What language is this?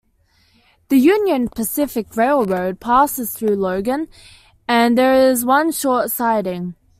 English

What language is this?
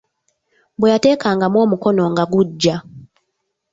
Ganda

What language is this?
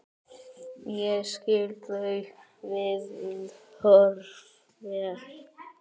Icelandic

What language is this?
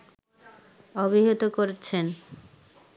Bangla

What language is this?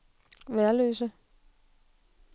Danish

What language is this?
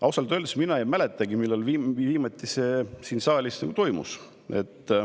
Estonian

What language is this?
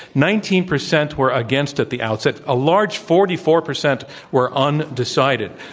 English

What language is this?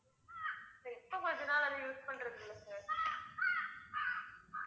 Tamil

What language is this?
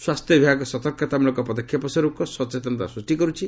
Odia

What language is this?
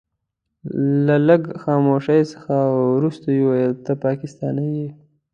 Pashto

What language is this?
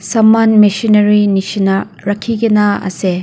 Naga Pidgin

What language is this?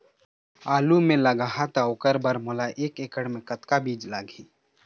Chhattisgarhi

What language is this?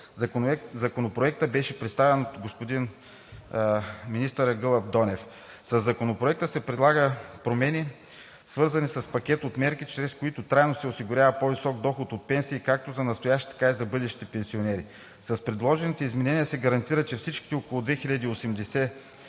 Bulgarian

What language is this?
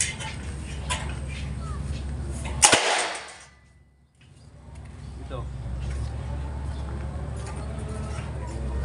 Filipino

